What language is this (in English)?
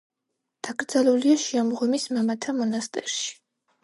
Georgian